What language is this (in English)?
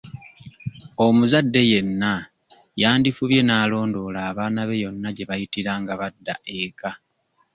Ganda